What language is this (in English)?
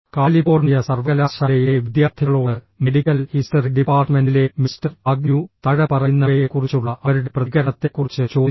Malayalam